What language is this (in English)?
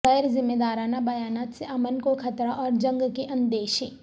Urdu